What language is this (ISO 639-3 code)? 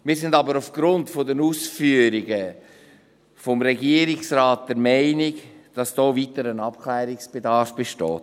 gsw